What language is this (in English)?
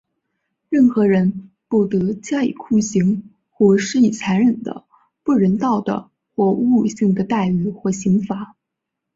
Chinese